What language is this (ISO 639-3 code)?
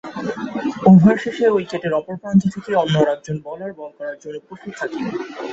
ben